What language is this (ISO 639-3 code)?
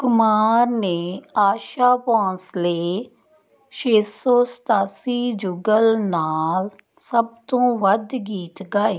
pan